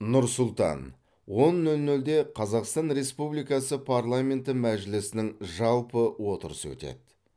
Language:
Kazakh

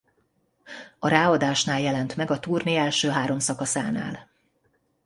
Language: Hungarian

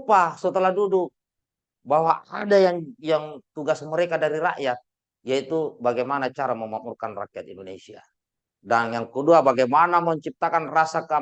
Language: Indonesian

